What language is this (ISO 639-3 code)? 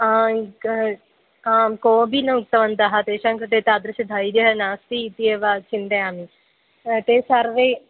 san